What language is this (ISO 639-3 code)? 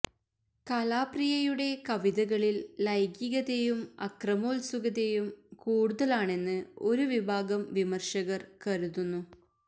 mal